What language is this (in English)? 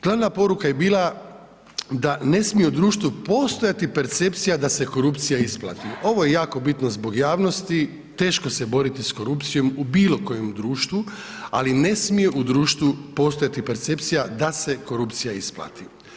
Croatian